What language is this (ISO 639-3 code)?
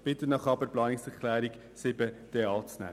gsw